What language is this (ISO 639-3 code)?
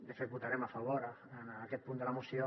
cat